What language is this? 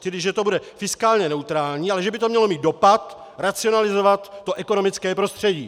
Czech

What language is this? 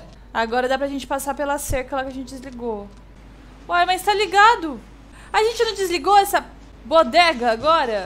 Portuguese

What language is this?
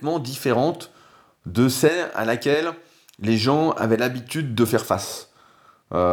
French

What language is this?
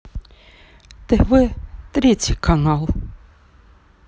Russian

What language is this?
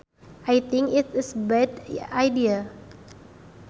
Sundanese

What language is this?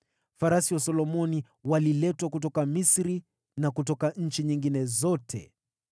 Swahili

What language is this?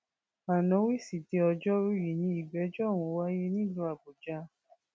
Yoruba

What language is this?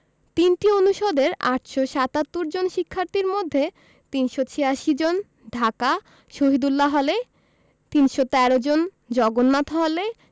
Bangla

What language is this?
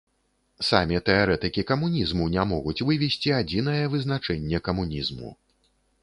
Belarusian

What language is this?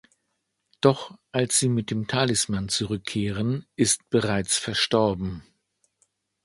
German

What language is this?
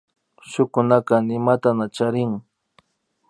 Imbabura Highland Quichua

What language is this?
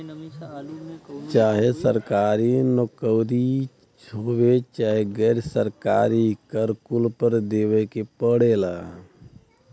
Bhojpuri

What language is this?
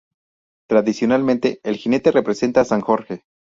Spanish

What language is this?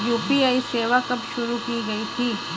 Hindi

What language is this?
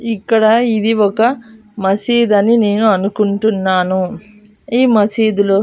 Telugu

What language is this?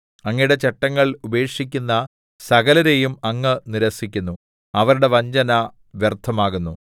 Malayalam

